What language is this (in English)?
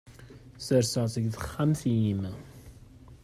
Kabyle